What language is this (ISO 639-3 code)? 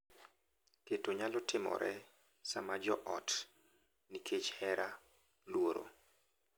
luo